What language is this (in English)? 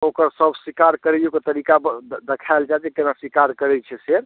Maithili